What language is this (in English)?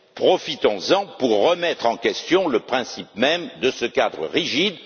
French